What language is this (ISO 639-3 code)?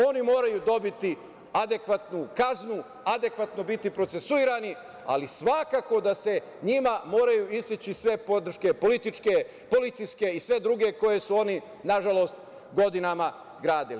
srp